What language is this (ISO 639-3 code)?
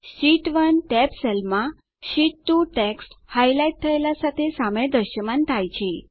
guj